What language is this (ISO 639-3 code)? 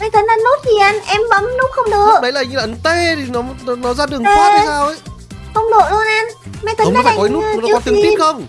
vie